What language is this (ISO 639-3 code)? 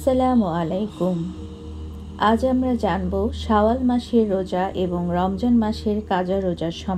hin